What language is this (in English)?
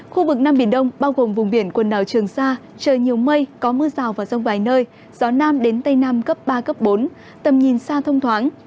Vietnamese